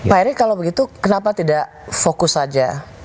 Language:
Indonesian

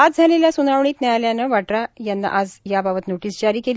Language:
Marathi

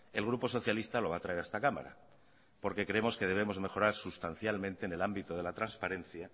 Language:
Spanish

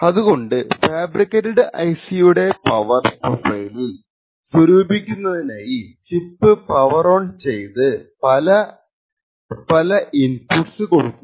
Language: Malayalam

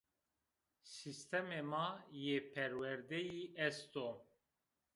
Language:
Zaza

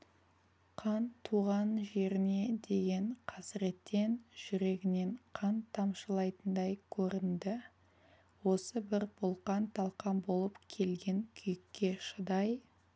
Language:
Kazakh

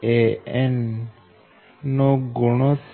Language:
Gujarati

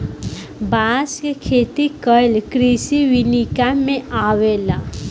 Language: Bhojpuri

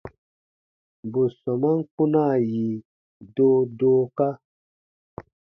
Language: Baatonum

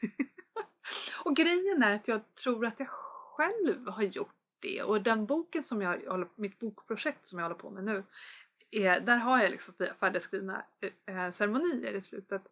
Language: Swedish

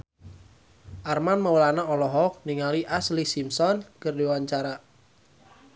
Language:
Sundanese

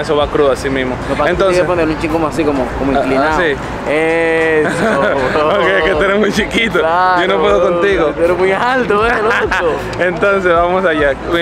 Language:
Spanish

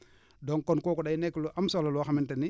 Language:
Wolof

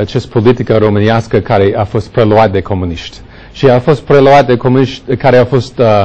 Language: Romanian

